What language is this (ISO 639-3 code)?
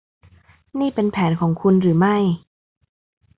tha